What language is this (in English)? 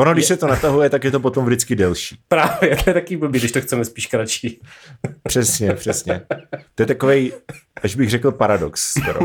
Czech